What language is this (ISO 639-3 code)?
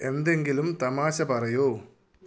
mal